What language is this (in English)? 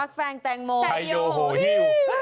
Thai